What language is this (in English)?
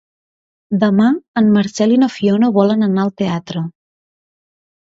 Catalan